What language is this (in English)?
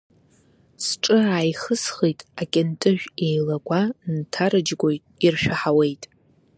Abkhazian